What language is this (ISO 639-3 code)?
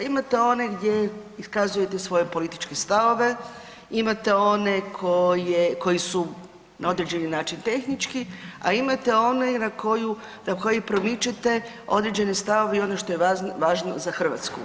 hrv